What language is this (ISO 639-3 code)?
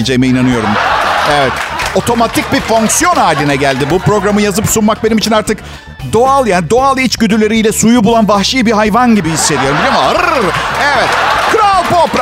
tur